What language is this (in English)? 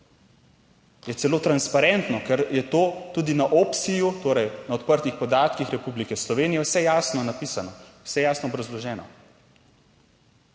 Slovenian